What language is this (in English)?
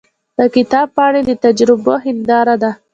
Pashto